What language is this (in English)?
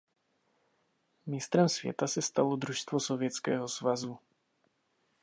Czech